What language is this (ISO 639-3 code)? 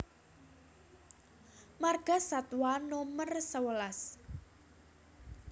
jav